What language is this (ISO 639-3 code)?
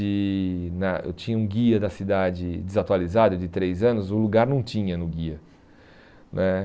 por